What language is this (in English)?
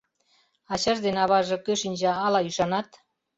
Mari